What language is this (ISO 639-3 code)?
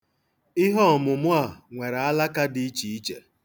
ibo